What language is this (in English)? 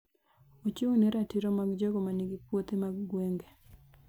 Luo (Kenya and Tanzania)